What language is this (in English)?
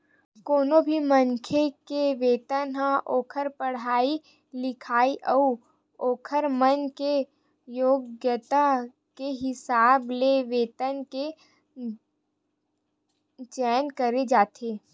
Chhattisgarhi